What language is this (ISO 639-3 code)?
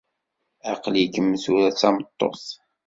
kab